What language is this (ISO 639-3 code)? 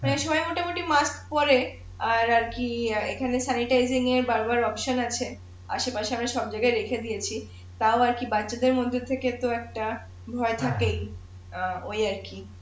ben